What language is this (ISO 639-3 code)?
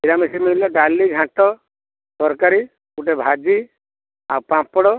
ori